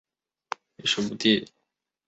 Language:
Chinese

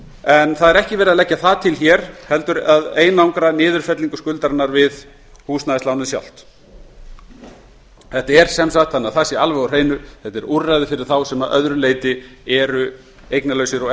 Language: Icelandic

